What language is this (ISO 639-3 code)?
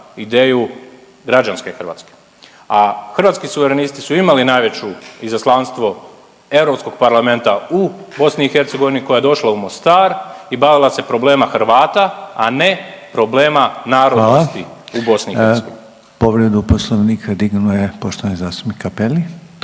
hrv